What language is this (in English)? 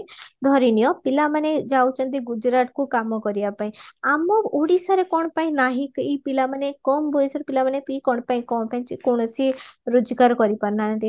Odia